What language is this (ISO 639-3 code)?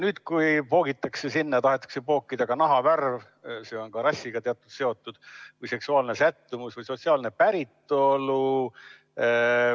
est